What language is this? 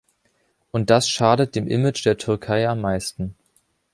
German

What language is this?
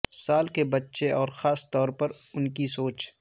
Urdu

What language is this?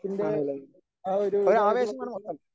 Malayalam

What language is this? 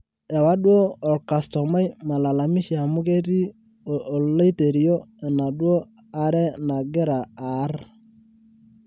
Masai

